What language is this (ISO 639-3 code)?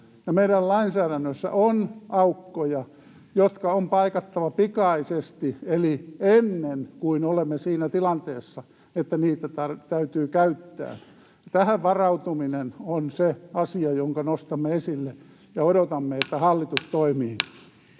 fin